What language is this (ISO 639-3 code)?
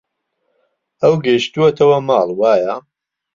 ckb